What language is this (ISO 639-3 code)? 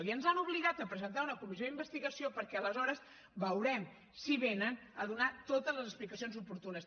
cat